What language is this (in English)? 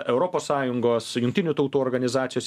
Lithuanian